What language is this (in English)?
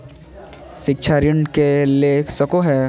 Magahi